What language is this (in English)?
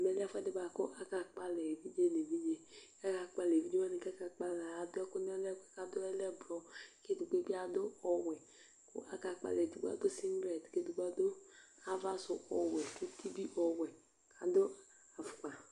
Ikposo